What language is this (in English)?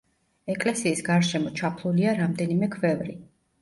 Georgian